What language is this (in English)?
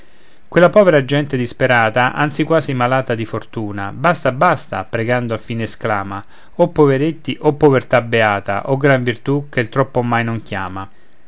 Italian